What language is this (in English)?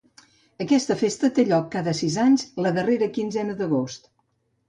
Catalan